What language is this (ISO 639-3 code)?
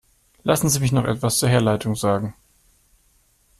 deu